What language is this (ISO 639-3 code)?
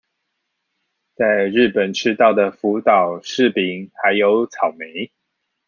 zho